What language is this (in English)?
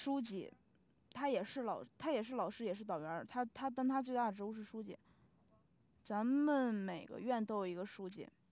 Chinese